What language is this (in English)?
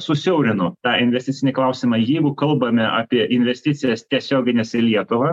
Lithuanian